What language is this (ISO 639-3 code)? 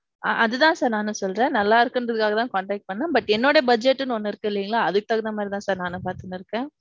tam